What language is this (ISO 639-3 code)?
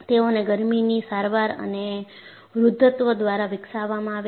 guj